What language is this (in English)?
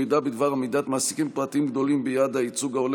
Hebrew